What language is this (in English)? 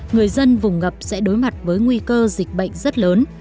Vietnamese